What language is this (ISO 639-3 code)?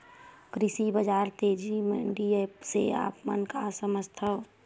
hne